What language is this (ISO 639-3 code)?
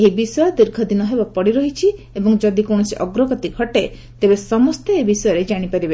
ori